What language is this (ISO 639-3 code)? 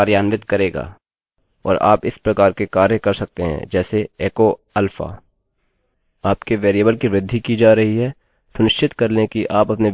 hin